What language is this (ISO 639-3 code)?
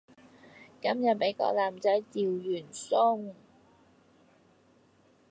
yue